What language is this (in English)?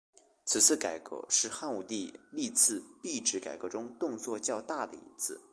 Chinese